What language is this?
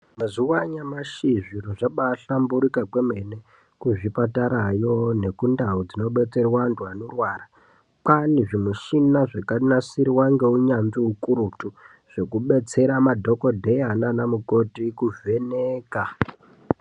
Ndau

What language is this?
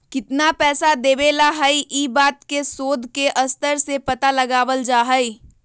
Magahi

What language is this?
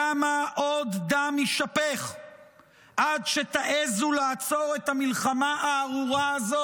Hebrew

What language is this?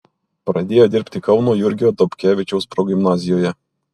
Lithuanian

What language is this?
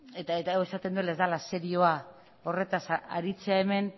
Basque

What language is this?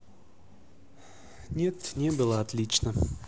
Russian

